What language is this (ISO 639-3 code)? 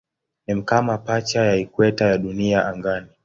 swa